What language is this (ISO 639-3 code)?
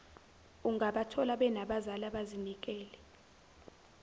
zul